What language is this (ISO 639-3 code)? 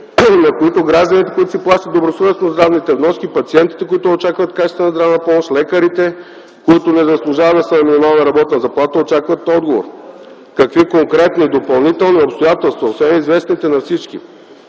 bul